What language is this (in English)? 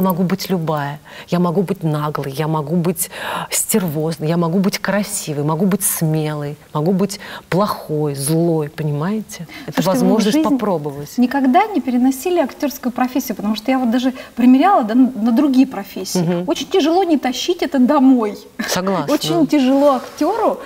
Russian